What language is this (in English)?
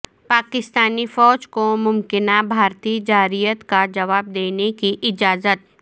Urdu